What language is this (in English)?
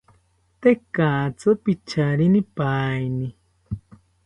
South Ucayali Ashéninka